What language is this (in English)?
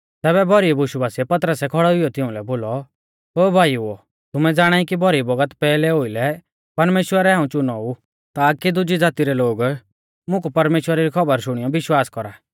Mahasu Pahari